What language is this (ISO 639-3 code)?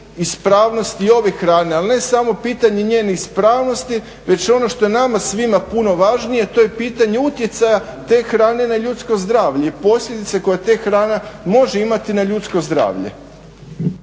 hrv